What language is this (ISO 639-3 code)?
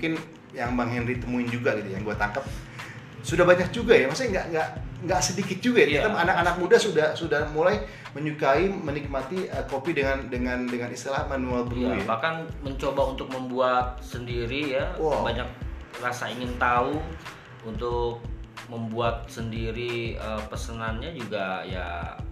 ind